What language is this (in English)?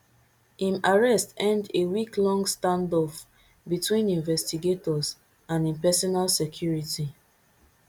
Nigerian Pidgin